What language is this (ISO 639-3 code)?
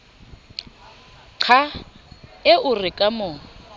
sot